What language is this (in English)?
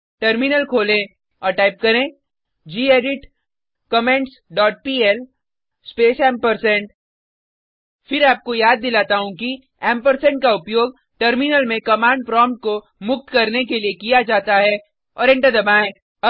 Hindi